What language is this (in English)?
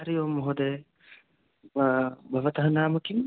Sanskrit